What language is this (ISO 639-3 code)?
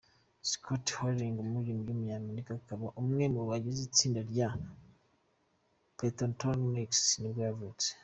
kin